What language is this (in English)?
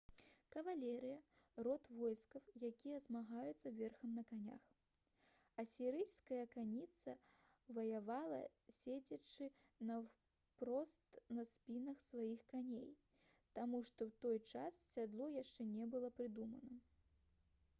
Belarusian